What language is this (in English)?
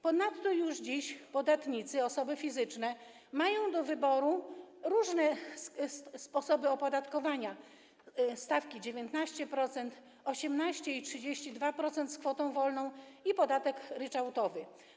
Polish